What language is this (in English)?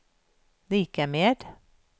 Swedish